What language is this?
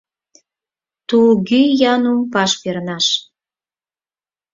Mari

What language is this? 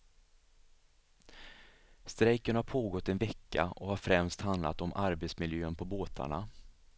Swedish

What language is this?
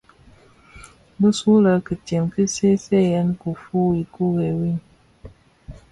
Bafia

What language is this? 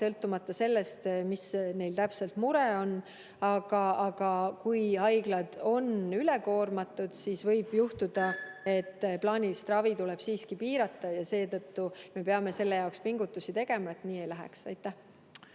Estonian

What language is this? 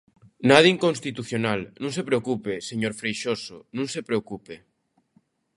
Galician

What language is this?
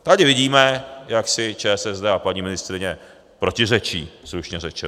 Czech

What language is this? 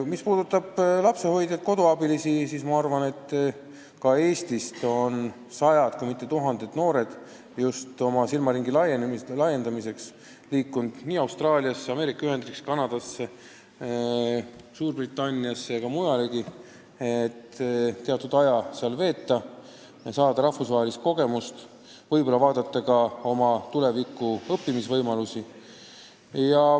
Estonian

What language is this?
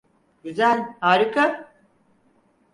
Turkish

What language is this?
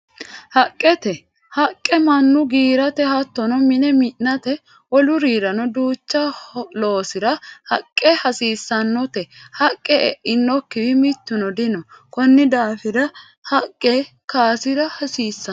Sidamo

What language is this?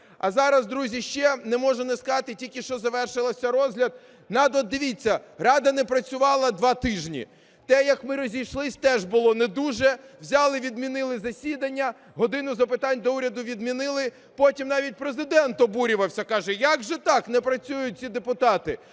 Ukrainian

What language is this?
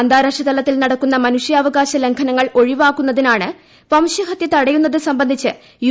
Malayalam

